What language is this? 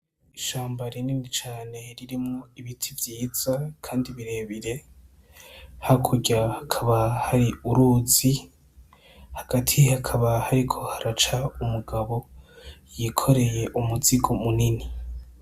Rundi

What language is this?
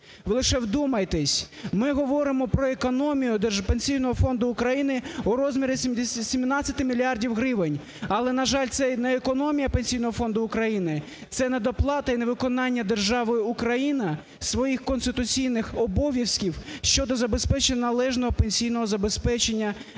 Ukrainian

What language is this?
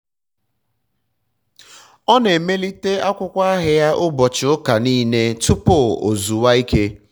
Igbo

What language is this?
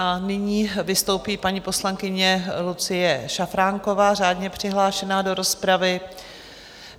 Czech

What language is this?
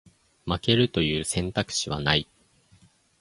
Japanese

